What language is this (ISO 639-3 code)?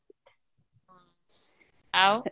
ori